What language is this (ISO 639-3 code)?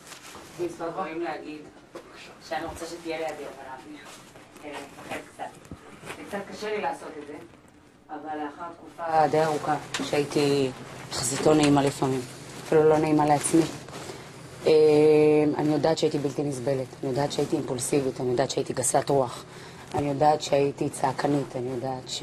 heb